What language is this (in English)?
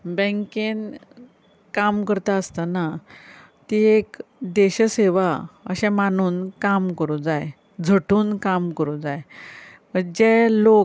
Konkani